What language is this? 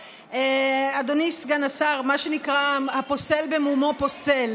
Hebrew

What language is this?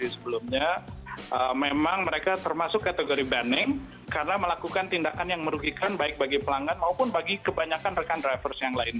Indonesian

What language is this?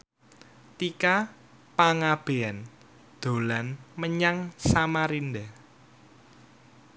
Javanese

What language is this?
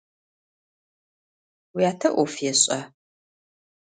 Adyghe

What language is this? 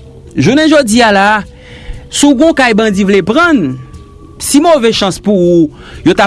French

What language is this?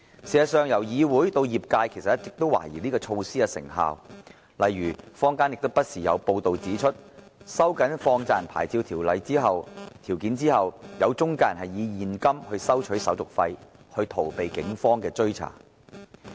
Cantonese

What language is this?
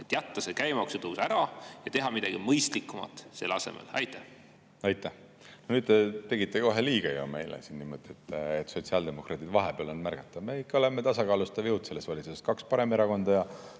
Estonian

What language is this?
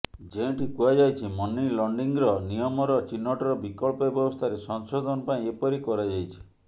Odia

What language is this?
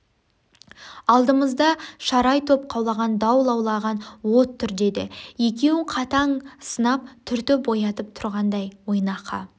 Kazakh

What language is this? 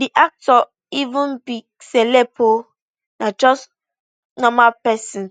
Nigerian Pidgin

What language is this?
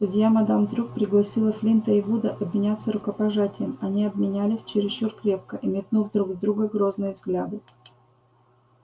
Russian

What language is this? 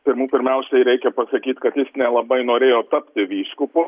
Lithuanian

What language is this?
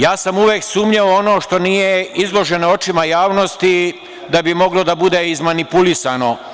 Serbian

